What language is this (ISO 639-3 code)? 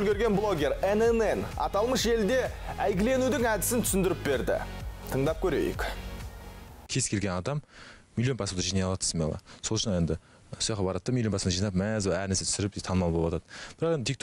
rus